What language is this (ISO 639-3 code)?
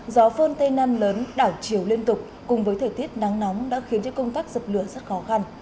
vie